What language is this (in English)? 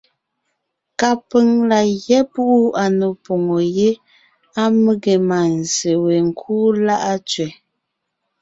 Ngiemboon